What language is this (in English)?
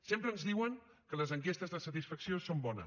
Catalan